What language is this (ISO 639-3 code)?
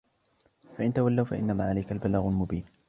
ara